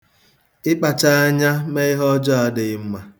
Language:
Igbo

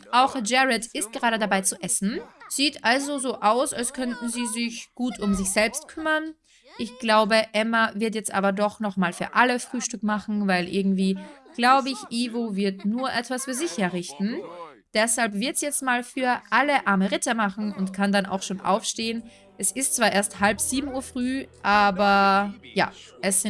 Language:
German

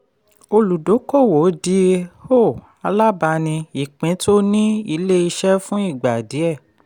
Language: Yoruba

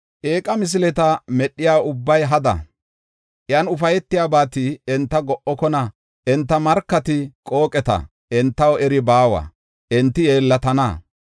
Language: Gofa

